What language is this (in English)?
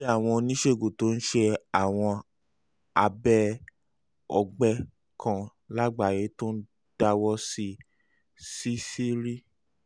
Yoruba